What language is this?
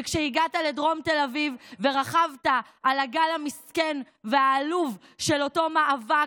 Hebrew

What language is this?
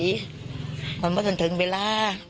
Thai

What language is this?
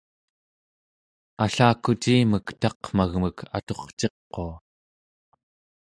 Central Yupik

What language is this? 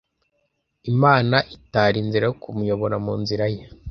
Kinyarwanda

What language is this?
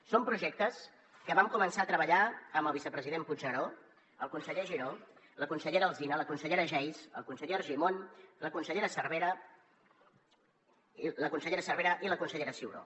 Catalan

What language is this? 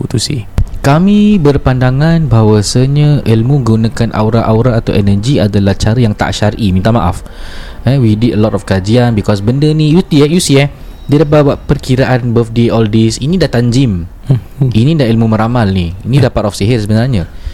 Malay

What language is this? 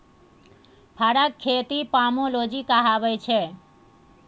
Maithili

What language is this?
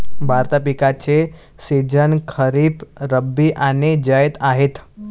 Marathi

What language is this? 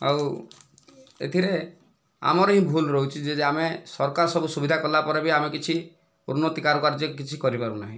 Odia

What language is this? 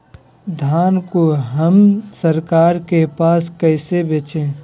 Magahi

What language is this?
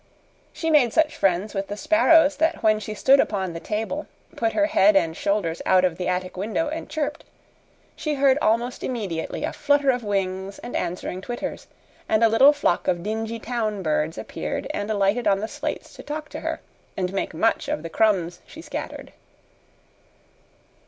English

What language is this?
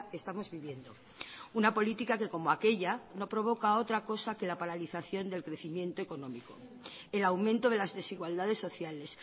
Spanish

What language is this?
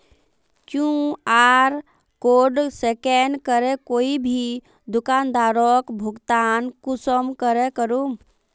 Magahi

